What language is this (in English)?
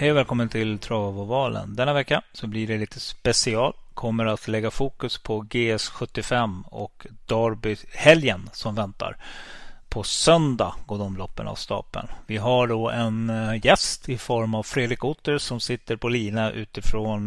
Swedish